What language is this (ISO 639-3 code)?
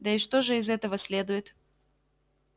rus